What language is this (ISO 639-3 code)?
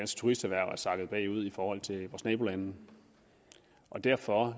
dan